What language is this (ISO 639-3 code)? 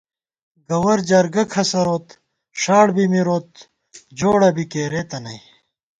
gwt